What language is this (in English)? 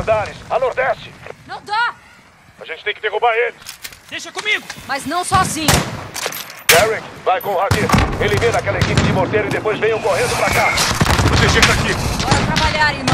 Portuguese